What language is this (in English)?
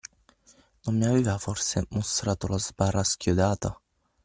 Italian